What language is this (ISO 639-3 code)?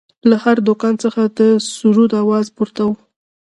pus